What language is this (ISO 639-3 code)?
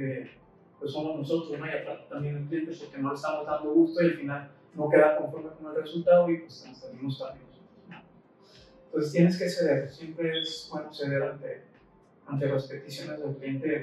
spa